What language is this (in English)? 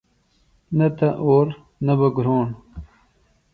Phalura